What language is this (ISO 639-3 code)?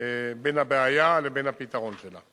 heb